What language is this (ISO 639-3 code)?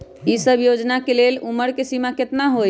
mag